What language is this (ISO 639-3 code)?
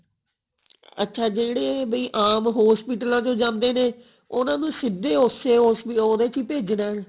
pan